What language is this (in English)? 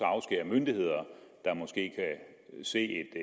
Danish